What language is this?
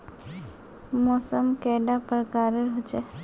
Magahi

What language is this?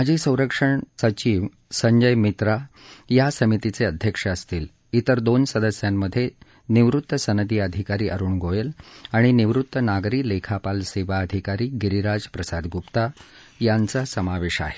Marathi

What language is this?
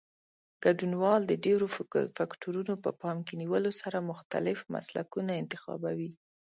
Pashto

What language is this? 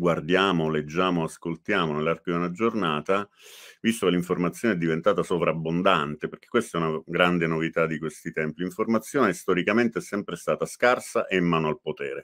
Italian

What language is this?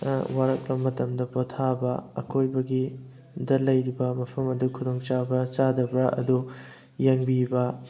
Manipuri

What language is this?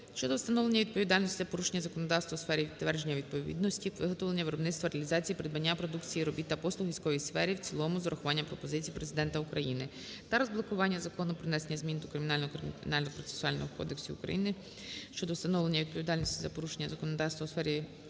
Ukrainian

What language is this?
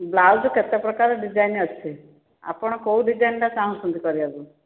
Odia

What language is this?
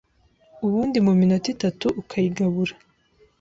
Kinyarwanda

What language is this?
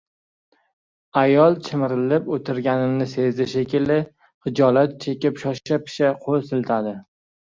Uzbek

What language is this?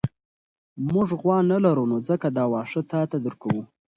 Pashto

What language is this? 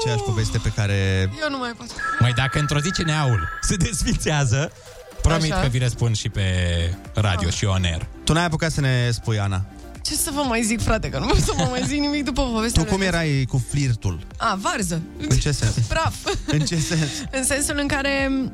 Romanian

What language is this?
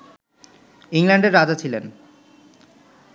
Bangla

